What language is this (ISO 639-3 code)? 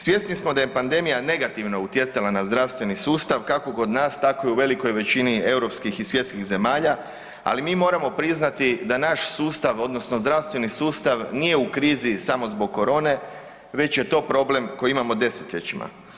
hrv